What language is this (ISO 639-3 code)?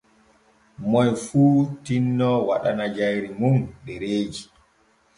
fue